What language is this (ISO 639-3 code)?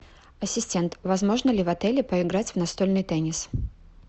rus